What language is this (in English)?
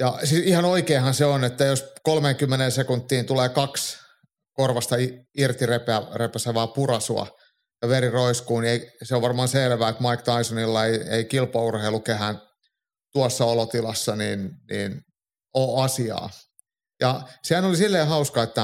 Finnish